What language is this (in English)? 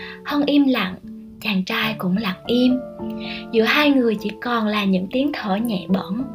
Vietnamese